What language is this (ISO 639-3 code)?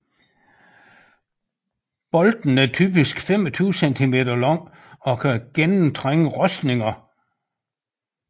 dan